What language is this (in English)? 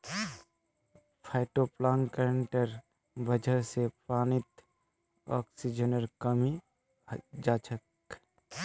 Magahi